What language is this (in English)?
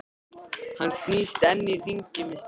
Icelandic